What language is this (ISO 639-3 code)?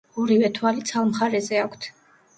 kat